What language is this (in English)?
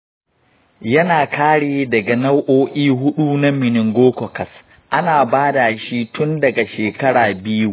Hausa